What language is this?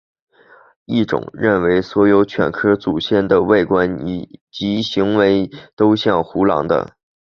Chinese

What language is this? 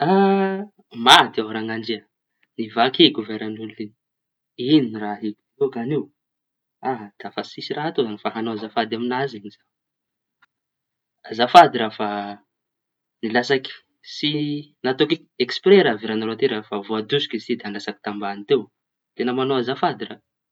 Tanosy Malagasy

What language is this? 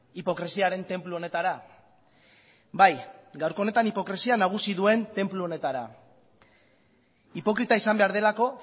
Basque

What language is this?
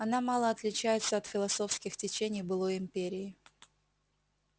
Russian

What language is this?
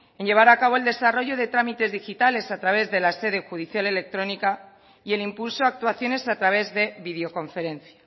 Spanish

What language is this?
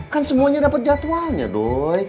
Indonesian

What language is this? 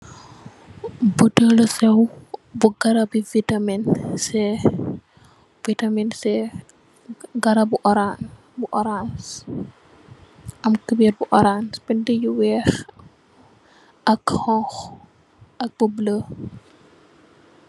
Wolof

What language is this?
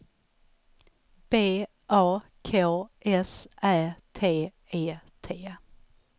Swedish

